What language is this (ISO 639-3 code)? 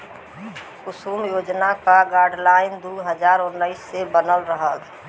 bho